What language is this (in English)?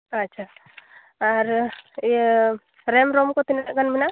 Santali